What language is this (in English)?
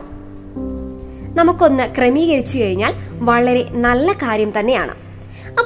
Malayalam